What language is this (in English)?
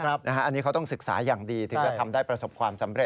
Thai